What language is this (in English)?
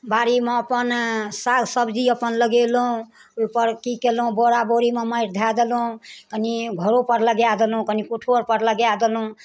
Maithili